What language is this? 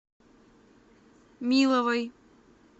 Russian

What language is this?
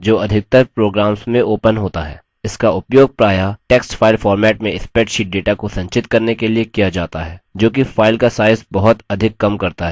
Hindi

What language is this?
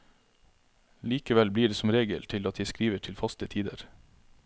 Norwegian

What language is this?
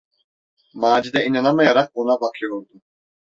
Turkish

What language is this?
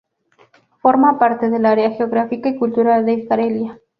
Spanish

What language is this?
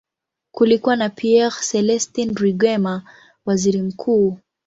Swahili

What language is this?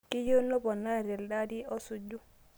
Masai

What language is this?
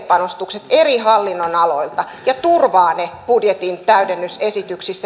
Finnish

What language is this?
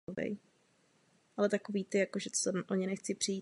Czech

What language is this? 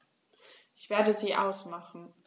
German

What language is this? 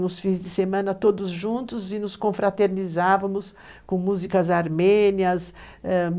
Portuguese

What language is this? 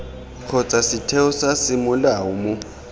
Tswana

